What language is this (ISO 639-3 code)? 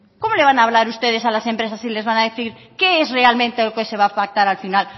spa